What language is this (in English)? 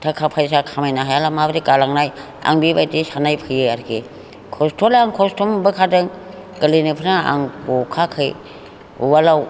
Bodo